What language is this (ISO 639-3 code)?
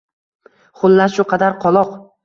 uzb